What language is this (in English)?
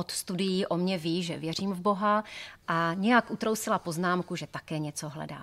Czech